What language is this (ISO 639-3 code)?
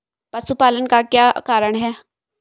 hin